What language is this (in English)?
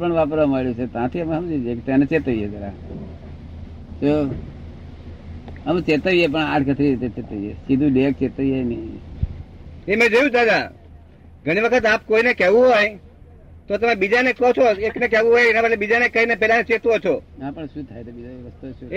Gujarati